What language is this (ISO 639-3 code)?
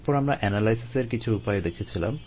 ben